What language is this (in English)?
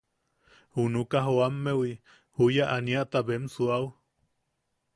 Yaqui